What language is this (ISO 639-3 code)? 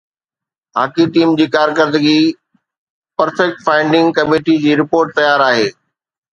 snd